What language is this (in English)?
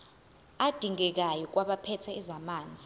Zulu